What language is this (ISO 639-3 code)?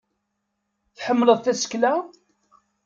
kab